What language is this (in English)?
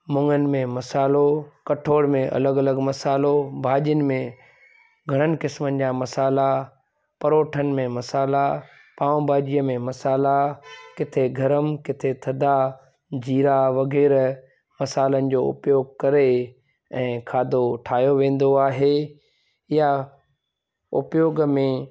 Sindhi